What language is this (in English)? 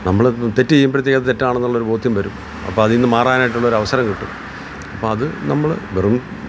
Malayalam